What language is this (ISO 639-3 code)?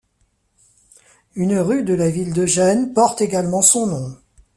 fra